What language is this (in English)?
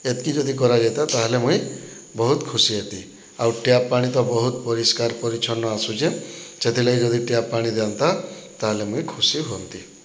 Odia